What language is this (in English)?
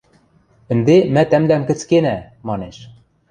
Western Mari